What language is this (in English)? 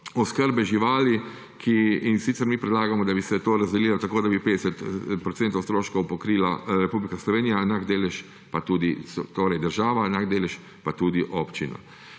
Slovenian